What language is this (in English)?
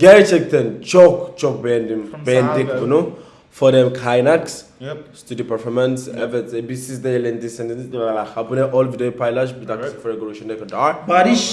Turkish